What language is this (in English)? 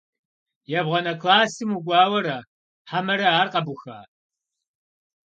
Kabardian